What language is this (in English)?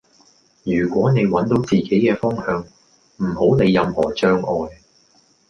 Cantonese